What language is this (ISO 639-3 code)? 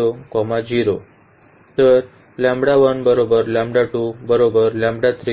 mar